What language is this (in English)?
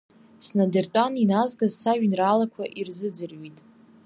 Abkhazian